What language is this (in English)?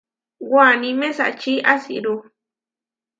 Huarijio